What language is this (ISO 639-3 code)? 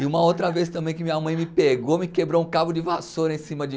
por